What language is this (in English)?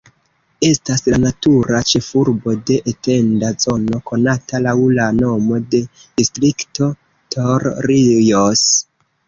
Esperanto